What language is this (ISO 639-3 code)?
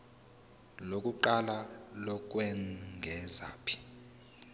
zul